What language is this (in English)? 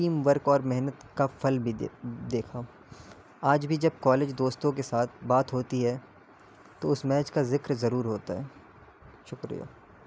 Urdu